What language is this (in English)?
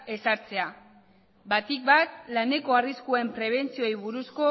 Basque